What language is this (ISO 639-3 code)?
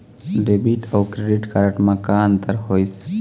hne